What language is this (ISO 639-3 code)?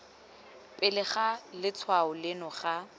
tsn